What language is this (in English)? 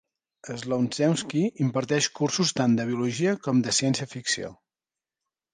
Catalan